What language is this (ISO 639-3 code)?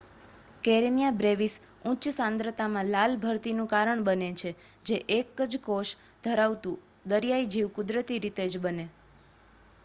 guj